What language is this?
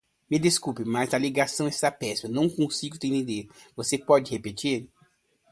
Portuguese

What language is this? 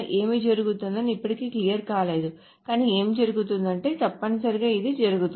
Telugu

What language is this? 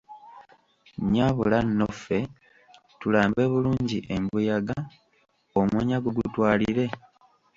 Ganda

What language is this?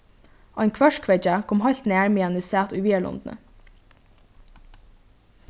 Faroese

